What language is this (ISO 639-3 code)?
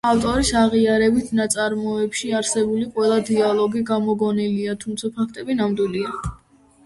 kat